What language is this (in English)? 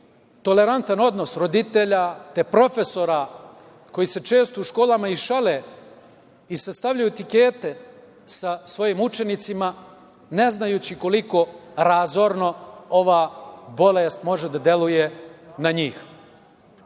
Serbian